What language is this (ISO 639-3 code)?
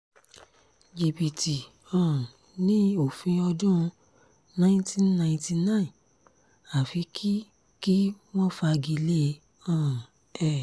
yor